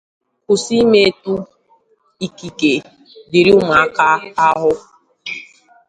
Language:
Igbo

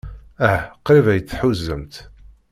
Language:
Kabyle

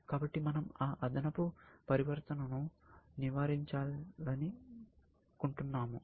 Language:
Telugu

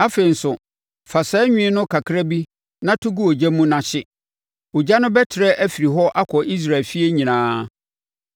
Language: Akan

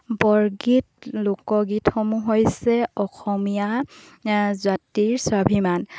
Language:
Assamese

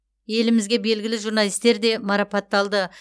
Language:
Kazakh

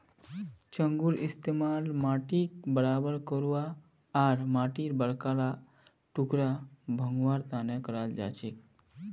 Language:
Magahi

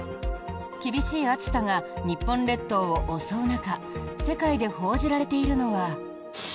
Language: Japanese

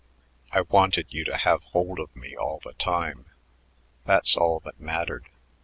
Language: English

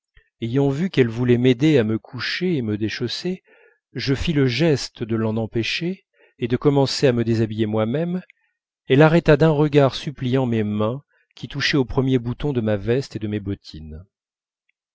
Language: French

